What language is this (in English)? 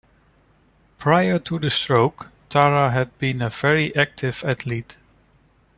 English